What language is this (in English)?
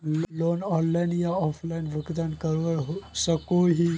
Magahi